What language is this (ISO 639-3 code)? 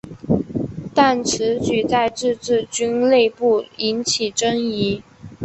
zho